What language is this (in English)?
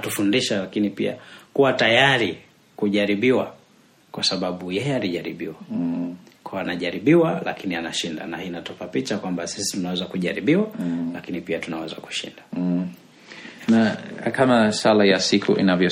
Swahili